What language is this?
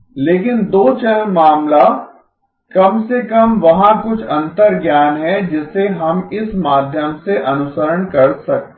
Hindi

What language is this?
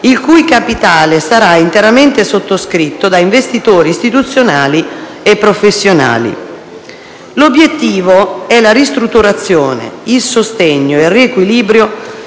Italian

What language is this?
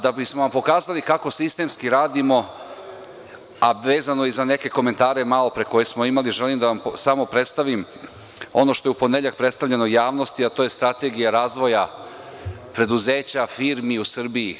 Serbian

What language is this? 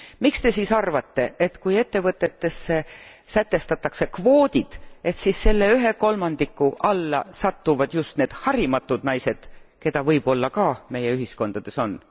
Estonian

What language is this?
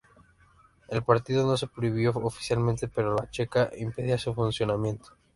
Spanish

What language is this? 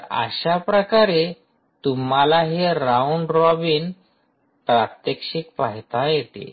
Marathi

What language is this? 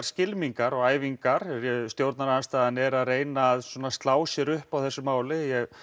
Icelandic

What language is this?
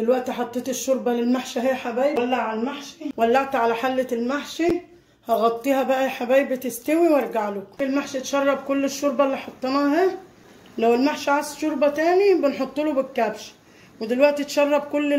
Arabic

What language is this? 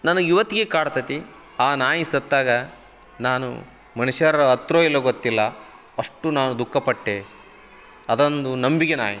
Kannada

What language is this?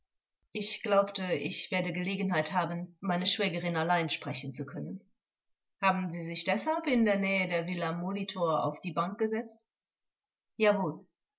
German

